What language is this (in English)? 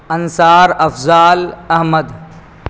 Urdu